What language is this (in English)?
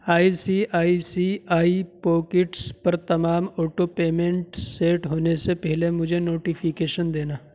Urdu